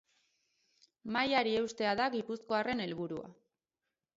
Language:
Basque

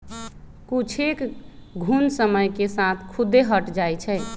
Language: Magahi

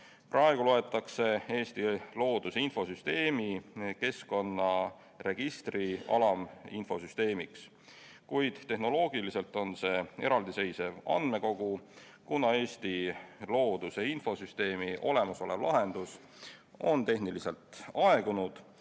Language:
Estonian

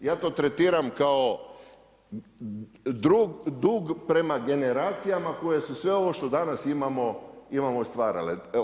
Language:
Croatian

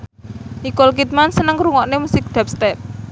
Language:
Javanese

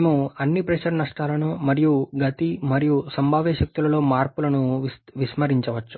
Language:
Telugu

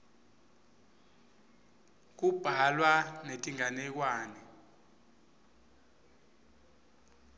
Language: Swati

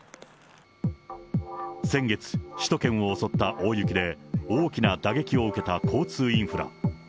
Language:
Japanese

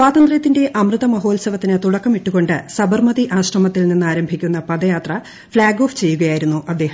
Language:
Malayalam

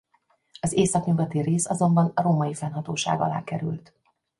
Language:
Hungarian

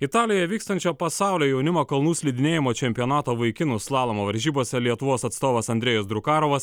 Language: Lithuanian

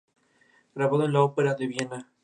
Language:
Spanish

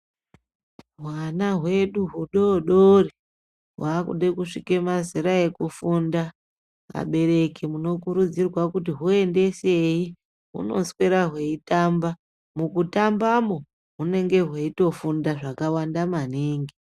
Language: Ndau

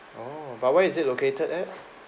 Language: English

